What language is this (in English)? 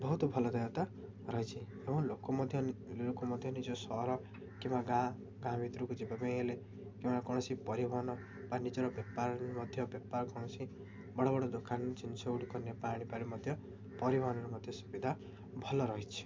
Odia